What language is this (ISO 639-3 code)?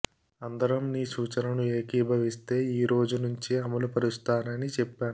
tel